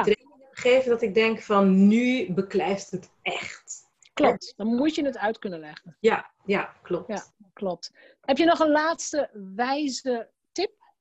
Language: Dutch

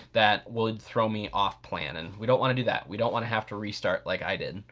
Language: English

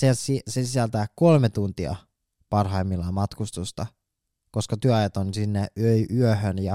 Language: Finnish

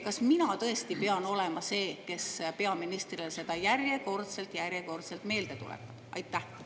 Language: Estonian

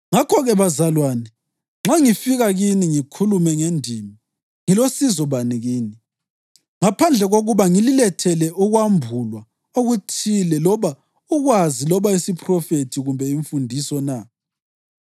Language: North Ndebele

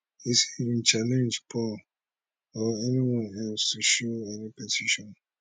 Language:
Nigerian Pidgin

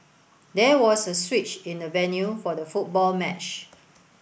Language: English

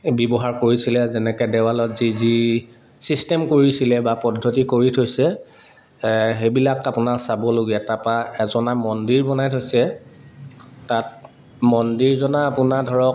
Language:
Assamese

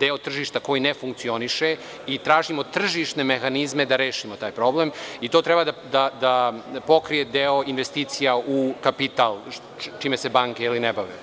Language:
Serbian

